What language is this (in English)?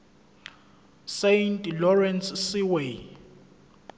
Zulu